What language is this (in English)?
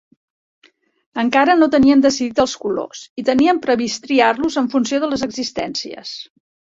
Catalan